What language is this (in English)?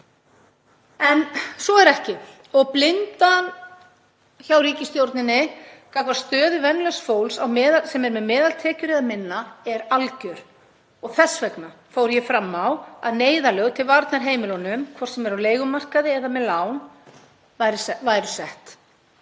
Icelandic